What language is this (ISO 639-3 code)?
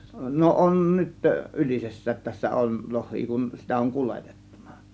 fin